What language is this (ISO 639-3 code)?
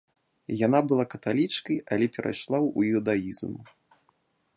bel